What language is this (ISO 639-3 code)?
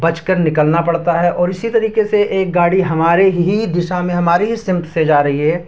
urd